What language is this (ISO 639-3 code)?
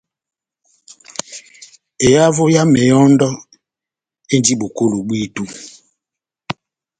bnm